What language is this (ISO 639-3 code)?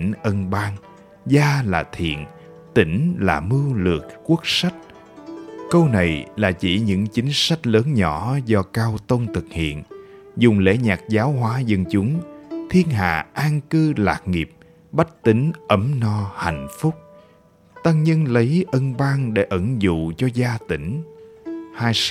vie